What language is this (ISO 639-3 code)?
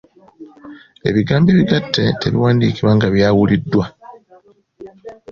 lug